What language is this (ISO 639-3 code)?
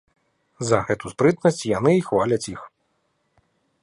bel